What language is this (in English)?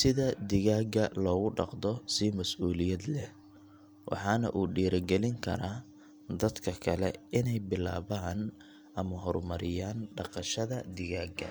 Somali